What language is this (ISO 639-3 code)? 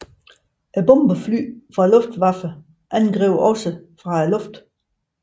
dan